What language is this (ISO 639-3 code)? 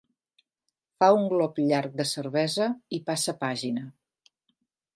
cat